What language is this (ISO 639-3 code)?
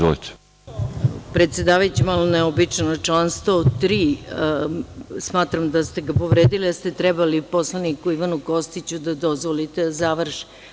srp